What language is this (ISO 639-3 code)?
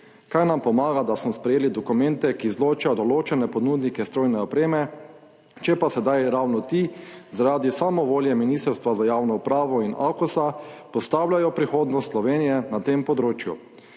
slv